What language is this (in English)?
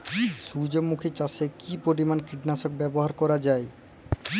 Bangla